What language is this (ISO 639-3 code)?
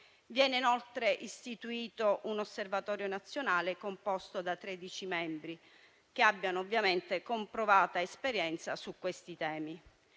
ita